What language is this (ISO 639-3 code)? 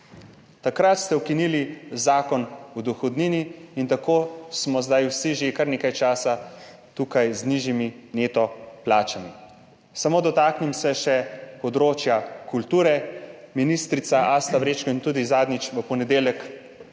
slv